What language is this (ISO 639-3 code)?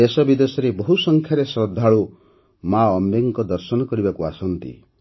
ori